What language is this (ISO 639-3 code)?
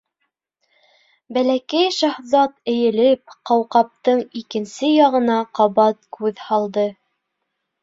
bak